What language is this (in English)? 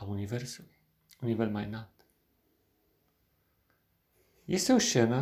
Romanian